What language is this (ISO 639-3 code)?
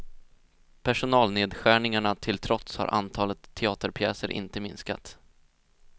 swe